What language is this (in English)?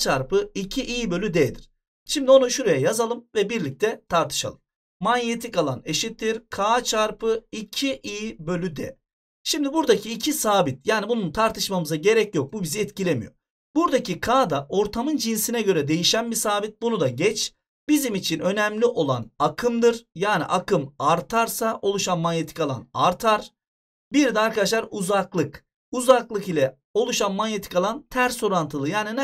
Turkish